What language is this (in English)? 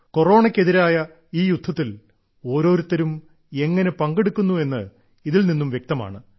Malayalam